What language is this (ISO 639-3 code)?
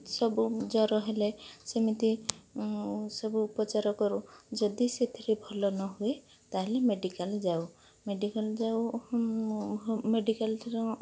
ori